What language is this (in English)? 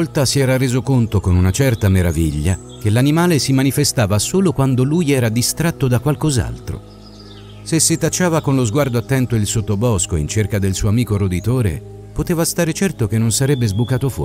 Italian